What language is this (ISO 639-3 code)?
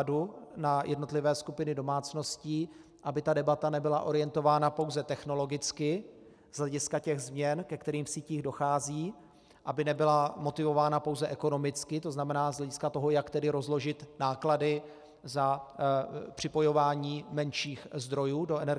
ces